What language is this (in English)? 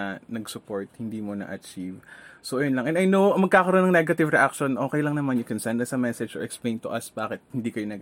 Filipino